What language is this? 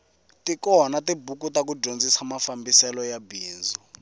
Tsonga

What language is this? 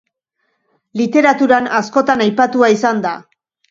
Basque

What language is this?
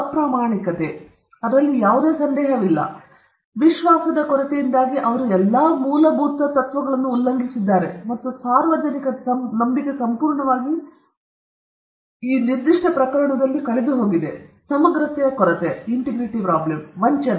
Kannada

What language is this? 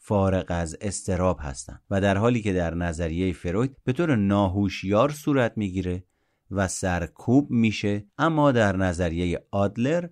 Persian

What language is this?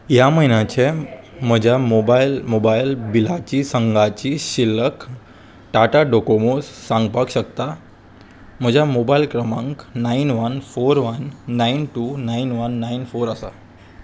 Konkani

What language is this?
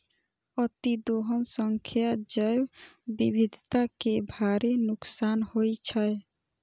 Maithili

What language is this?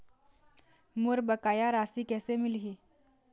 Chhattisgarhi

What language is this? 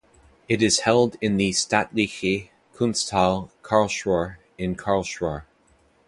English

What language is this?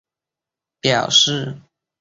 Chinese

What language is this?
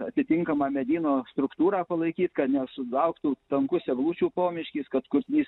Lithuanian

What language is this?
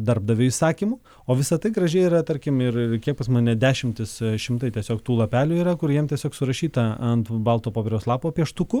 Lithuanian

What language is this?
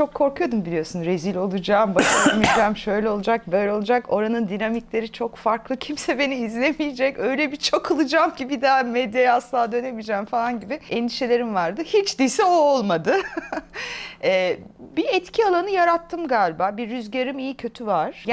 Turkish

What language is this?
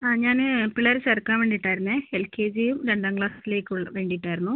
Malayalam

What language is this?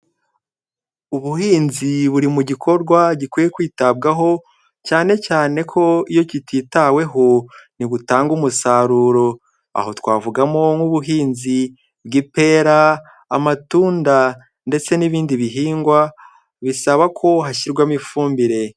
Kinyarwanda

